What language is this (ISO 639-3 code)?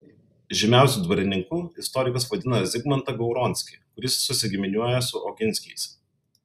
lit